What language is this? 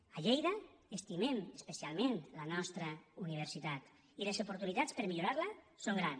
Catalan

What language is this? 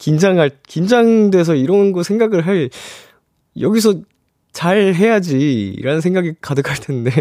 Korean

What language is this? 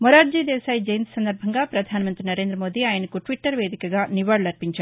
Telugu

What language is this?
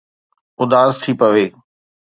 Sindhi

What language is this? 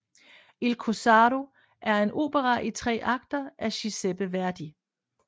Danish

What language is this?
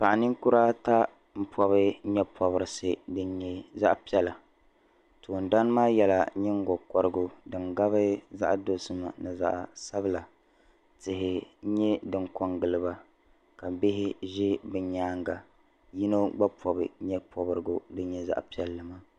Dagbani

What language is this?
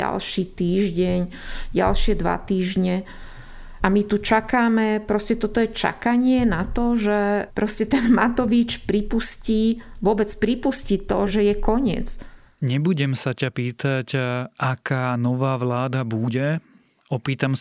Slovak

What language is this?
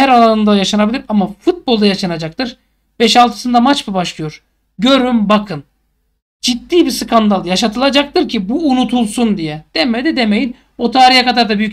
Turkish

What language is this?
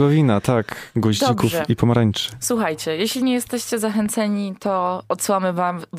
Polish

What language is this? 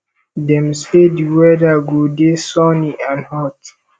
Nigerian Pidgin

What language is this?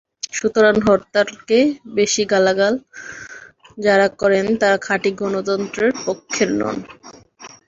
Bangla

